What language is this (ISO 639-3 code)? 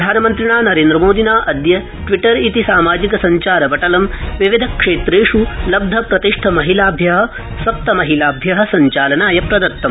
san